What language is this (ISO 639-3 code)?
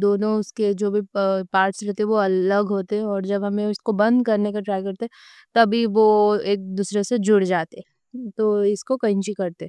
dcc